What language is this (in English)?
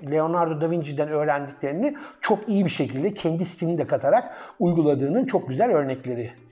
Turkish